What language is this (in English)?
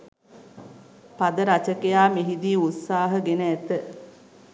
Sinhala